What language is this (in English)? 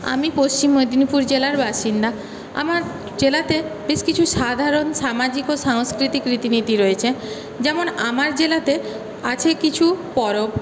Bangla